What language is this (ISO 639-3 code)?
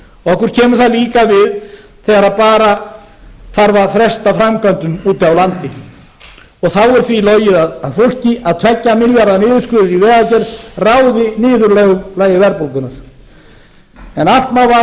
isl